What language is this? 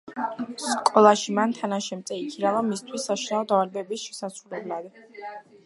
Georgian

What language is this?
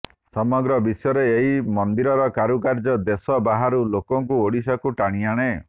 Odia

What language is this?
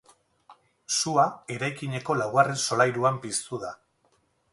Basque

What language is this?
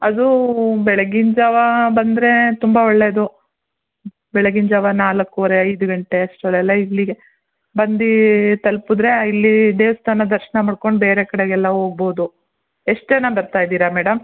Kannada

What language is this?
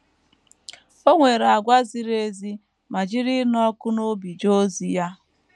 Igbo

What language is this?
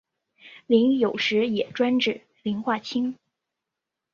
Chinese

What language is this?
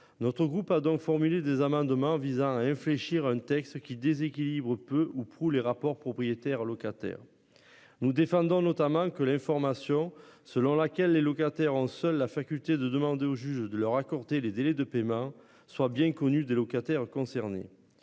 French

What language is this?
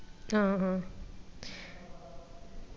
Malayalam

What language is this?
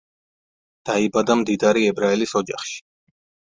Georgian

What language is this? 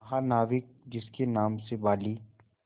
Hindi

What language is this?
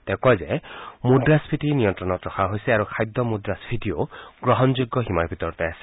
Assamese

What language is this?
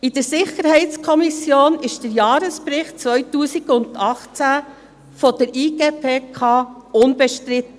Swiss German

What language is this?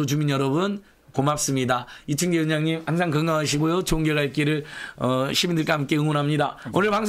Korean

